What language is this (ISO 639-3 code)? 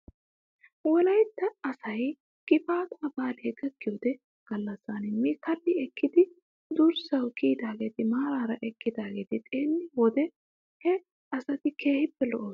wal